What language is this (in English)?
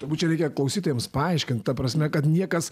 Lithuanian